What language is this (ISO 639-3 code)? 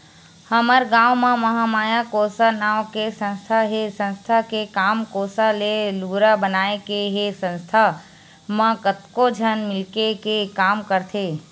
hne